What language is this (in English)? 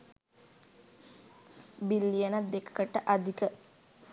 Sinhala